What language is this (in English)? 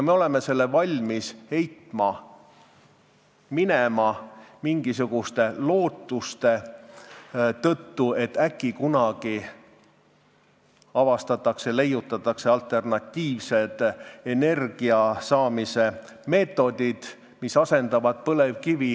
Estonian